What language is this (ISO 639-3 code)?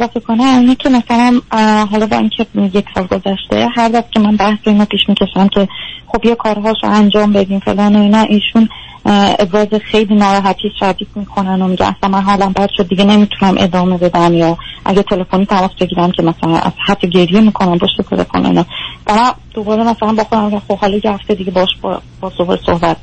fas